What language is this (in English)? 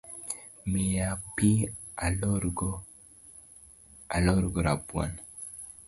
Luo (Kenya and Tanzania)